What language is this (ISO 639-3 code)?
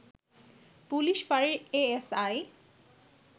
ben